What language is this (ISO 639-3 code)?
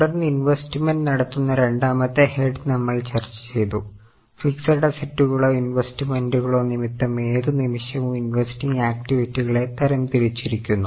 mal